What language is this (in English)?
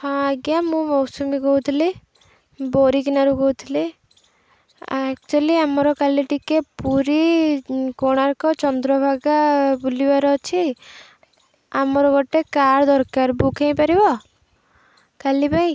Odia